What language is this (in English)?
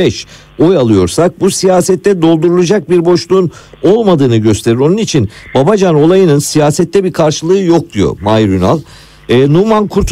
Turkish